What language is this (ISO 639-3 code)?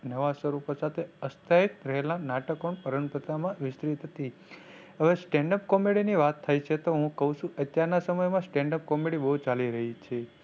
guj